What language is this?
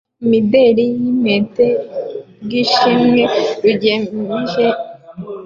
Kinyarwanda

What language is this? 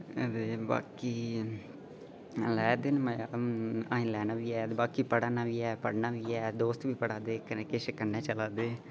Dogri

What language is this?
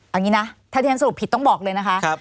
Thai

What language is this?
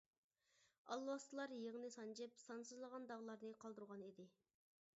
Uyghur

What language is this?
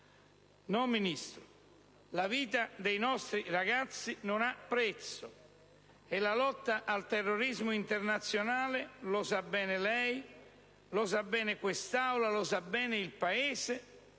Italian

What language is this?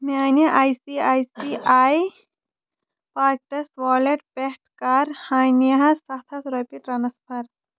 Kashmiri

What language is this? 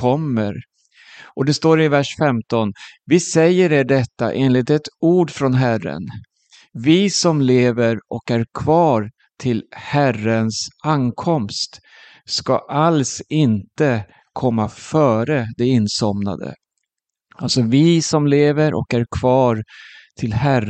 Swedish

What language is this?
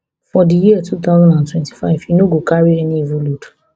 Nigerian Pidgin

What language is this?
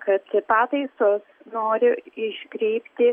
Lithuanian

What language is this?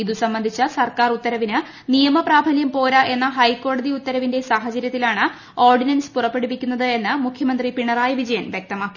Malayalam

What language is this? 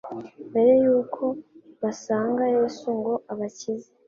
Kinyarwanda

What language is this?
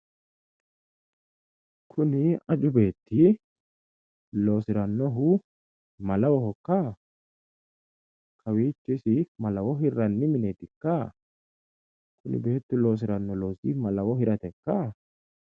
Sidamo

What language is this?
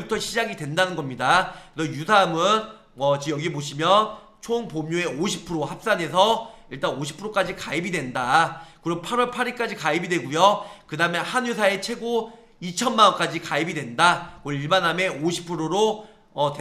Korean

